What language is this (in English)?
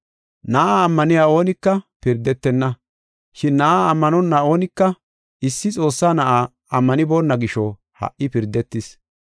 Gofa